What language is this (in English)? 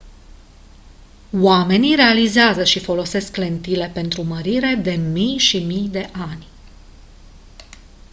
Romanian